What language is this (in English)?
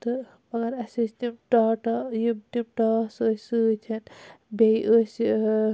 Kashmiri